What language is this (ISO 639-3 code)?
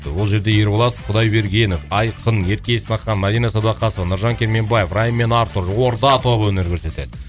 kaz